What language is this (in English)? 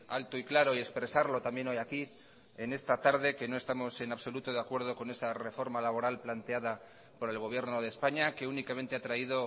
Spanish